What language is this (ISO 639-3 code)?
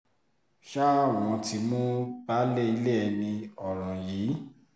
yor